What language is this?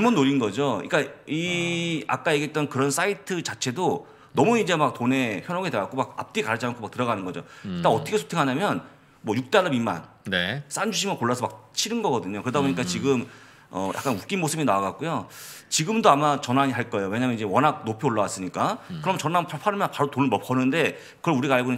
Korean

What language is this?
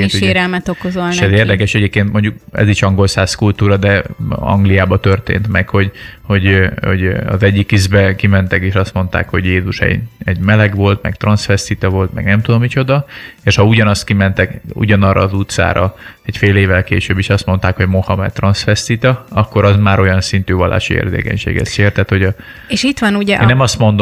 Hungarian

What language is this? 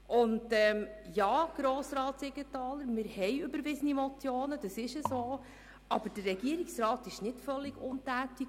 Swiss German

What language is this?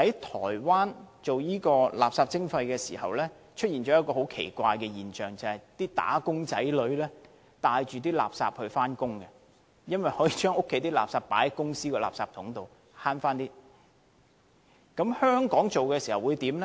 Cantonese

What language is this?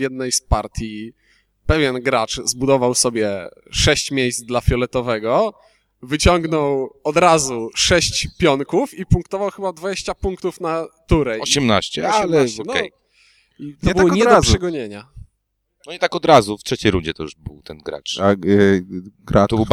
Polish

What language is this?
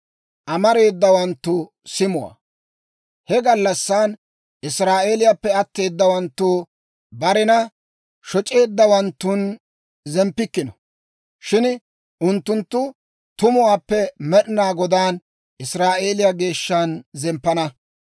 Dawro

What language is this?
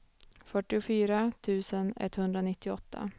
Swedish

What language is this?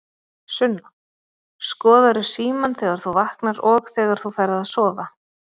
Icelandic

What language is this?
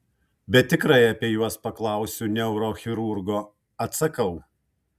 Lithuanian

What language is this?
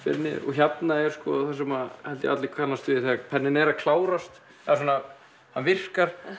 Icelandic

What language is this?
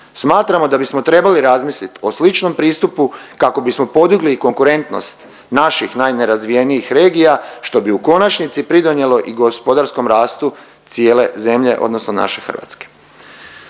Croatian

